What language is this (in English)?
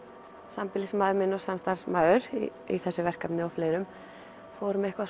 Icelandic